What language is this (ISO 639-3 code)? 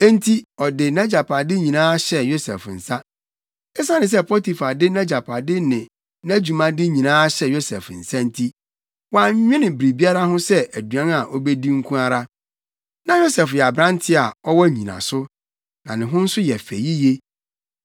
aka